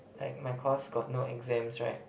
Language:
English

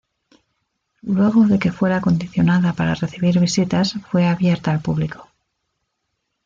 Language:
Spanish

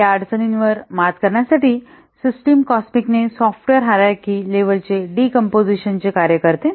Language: Marathi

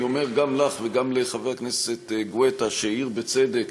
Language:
Hebrew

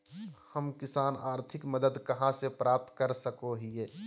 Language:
Magahi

